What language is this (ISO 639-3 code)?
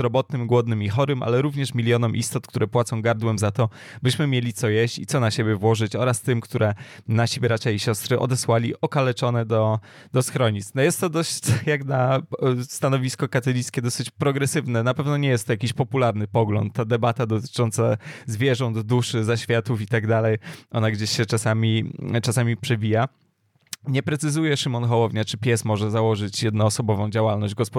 pol